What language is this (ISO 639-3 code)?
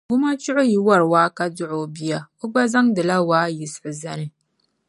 dag